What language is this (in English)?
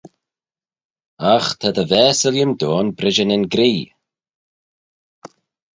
Manx